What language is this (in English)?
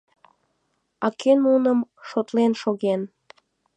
Mari